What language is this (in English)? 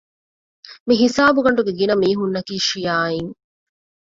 Divehi